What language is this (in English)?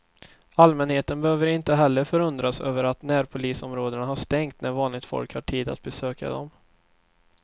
Swedish